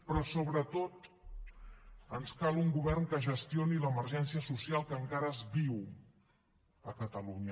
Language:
Catalan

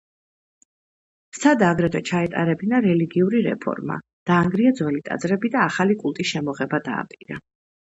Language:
Georgian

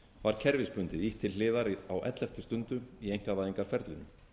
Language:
Icelandic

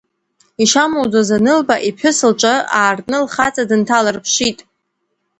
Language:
Abkhazian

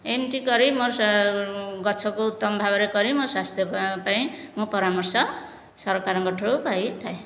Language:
Odia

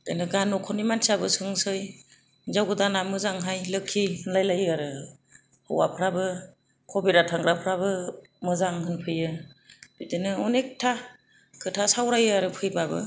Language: Bodo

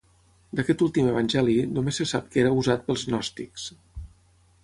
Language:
Catalan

